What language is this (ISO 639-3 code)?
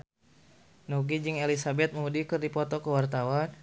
sun